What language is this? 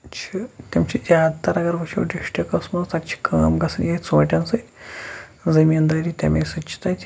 Kashmiri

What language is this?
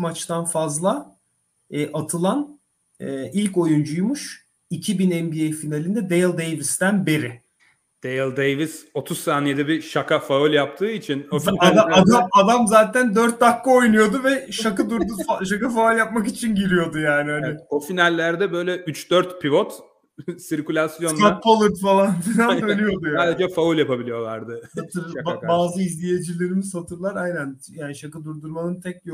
Turkish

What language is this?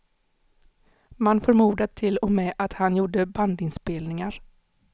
Swedish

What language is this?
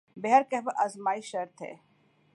Urdu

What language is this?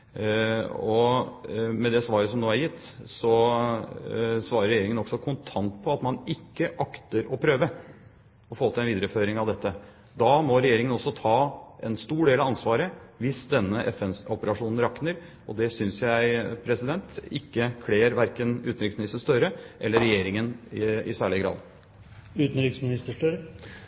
Norwegian Bokmål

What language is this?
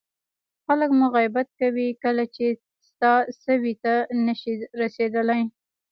Pashto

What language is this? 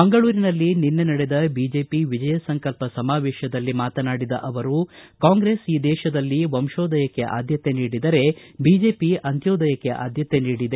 Kannada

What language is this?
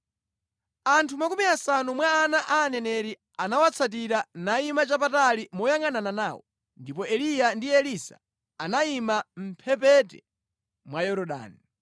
Nyanja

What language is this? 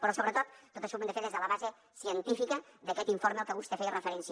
Catalan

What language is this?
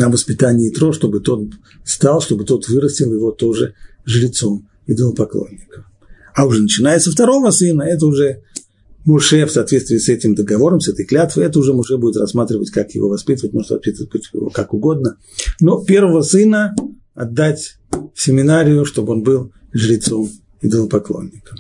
Russian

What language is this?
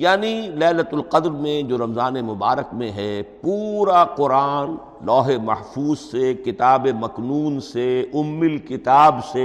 Urdu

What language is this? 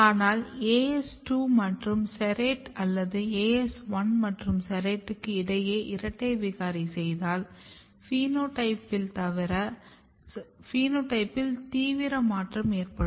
Tamil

